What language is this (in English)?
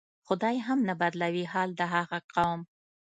Pashto